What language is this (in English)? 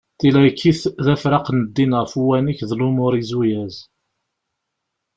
Kabyle